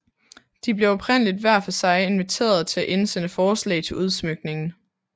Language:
Danish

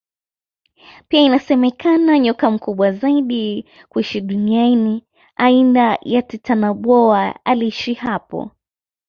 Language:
Swahili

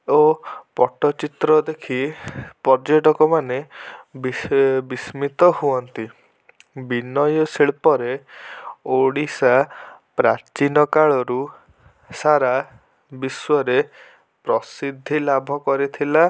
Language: Odia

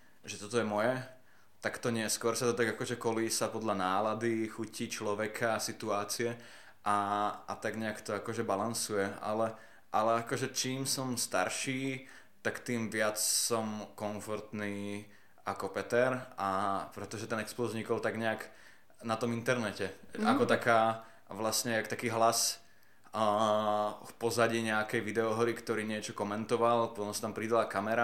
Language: Slovak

